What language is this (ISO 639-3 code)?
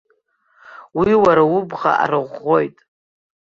abk